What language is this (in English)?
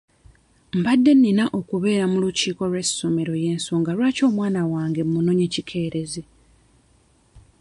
Ganda